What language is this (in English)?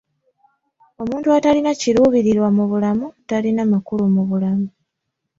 Ganda